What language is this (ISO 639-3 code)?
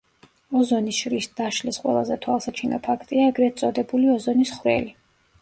kat